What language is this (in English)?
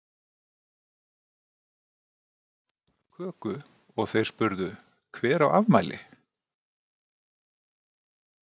Icelandic